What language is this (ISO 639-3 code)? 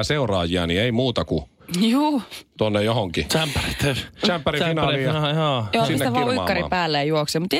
fin